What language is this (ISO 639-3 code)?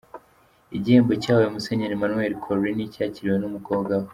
kin